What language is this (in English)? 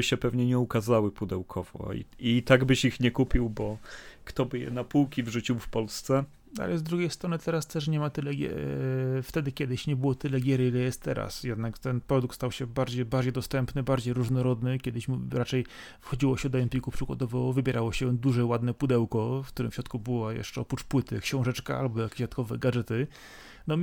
Polish